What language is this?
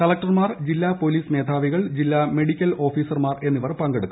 Malayalam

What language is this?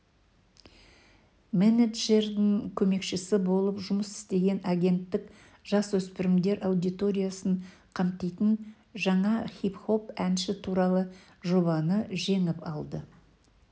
Kazakh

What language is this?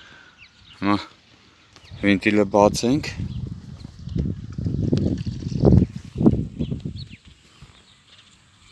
Turkish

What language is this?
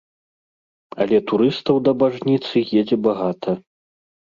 Belarusian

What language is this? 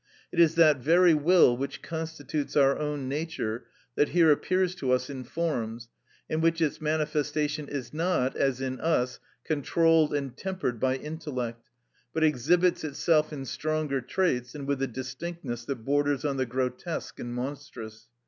English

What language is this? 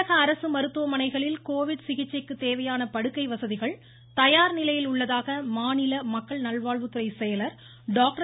Tamil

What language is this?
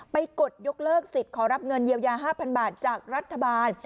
Thai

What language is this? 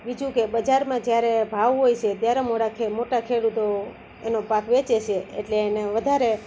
Gujarati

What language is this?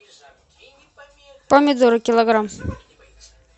Russian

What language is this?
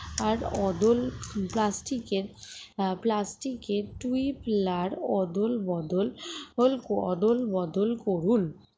Bangla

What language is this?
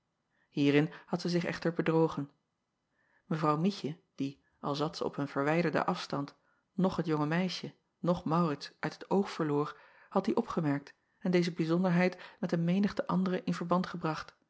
Dutch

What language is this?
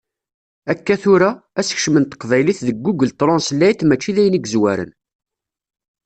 Kabyle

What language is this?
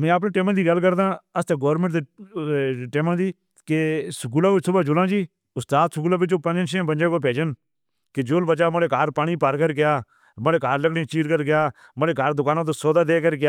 Northern Hindko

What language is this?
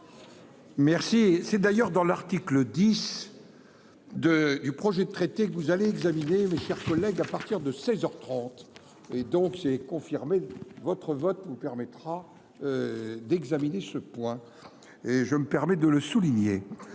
French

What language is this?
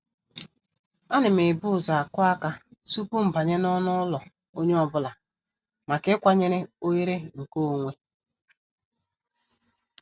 Igbo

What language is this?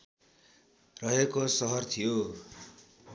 Nepali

